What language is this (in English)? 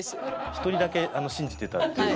Japanese